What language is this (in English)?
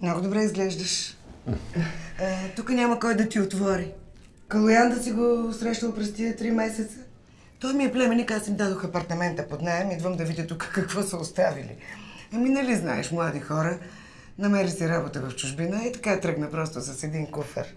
Bulgarian